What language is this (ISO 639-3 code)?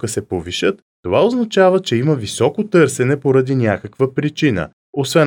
bul